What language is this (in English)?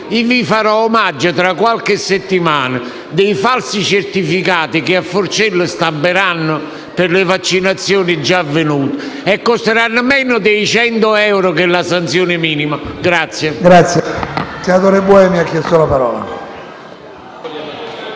Italian